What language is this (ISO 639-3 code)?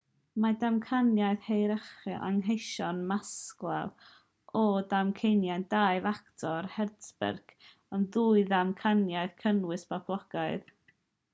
cym